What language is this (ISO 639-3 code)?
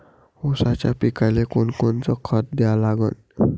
mar